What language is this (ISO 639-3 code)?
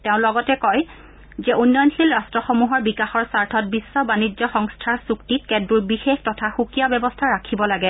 asm